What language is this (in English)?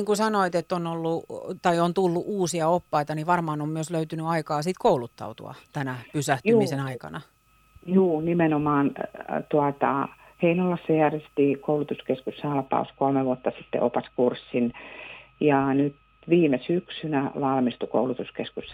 Finnish